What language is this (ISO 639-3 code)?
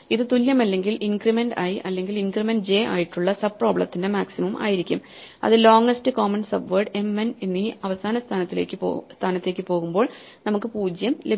mal